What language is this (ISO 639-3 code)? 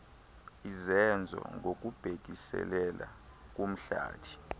xho